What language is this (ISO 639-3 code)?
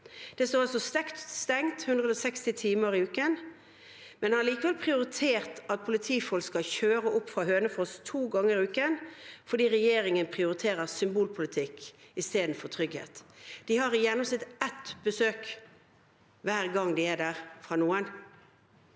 nor